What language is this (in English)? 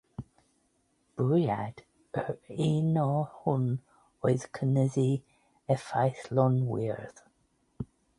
Welsh